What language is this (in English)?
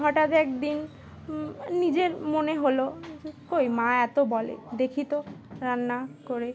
Bangla